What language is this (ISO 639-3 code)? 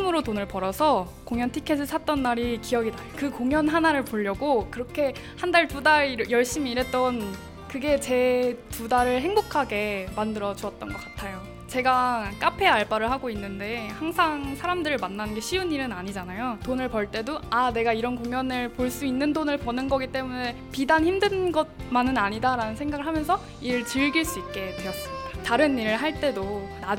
kor